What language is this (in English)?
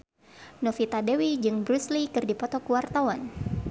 Sundanese